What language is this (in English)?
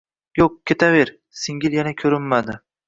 Uzbek